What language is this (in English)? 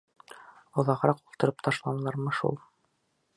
Bashkir